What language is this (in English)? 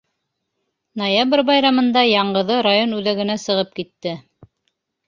Bashkir